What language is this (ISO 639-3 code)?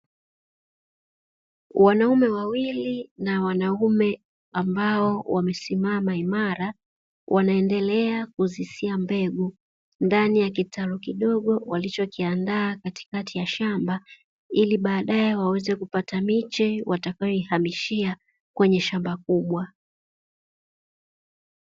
swa